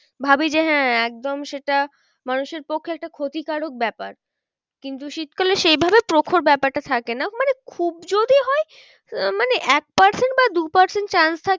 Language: Bangla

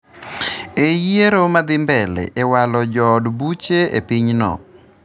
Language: Luo (Kenya and Tanzania)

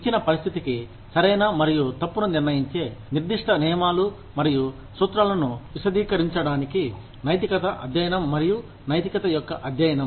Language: Telugu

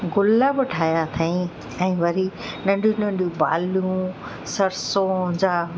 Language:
Sindhi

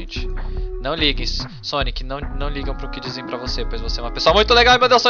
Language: Portuguese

